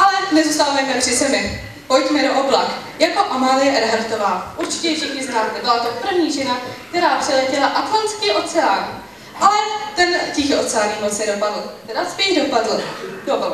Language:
Czech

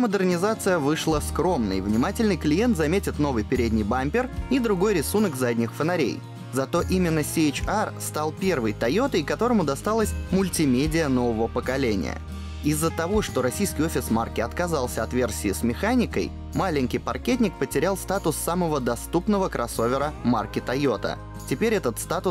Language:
Russian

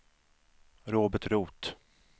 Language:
Swedish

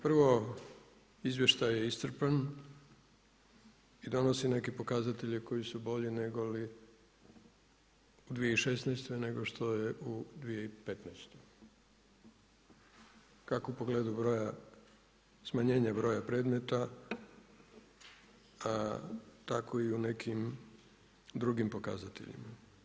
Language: Croatian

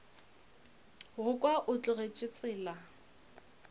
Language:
Northern Sotho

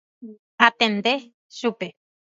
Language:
Guarani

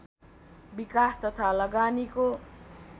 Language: Nepali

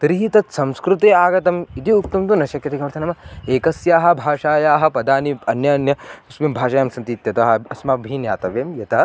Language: Sanskrit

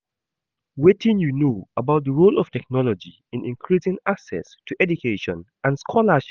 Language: Nigerian Pidgin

